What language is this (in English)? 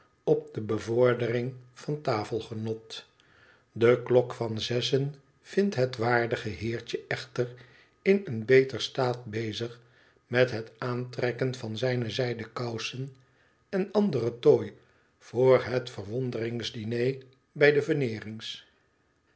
Dutch